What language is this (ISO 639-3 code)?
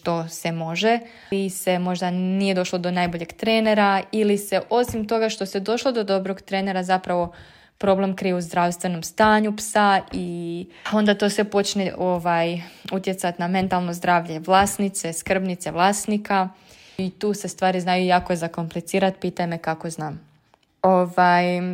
hrv